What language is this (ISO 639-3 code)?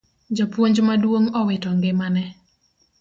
luo